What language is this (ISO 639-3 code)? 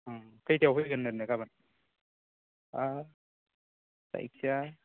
brx